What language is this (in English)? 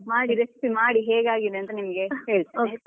Kannada